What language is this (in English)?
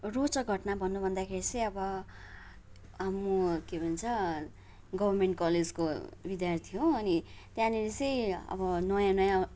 Nepali